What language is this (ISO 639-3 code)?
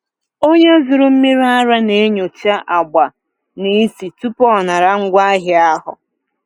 ibo